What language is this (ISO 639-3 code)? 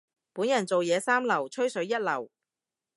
yue